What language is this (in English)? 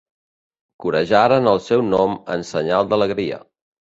Catalan